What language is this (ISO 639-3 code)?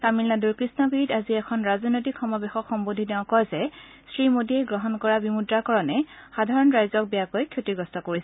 asm